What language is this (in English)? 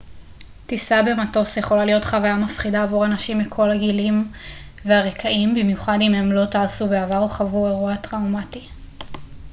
Hebrew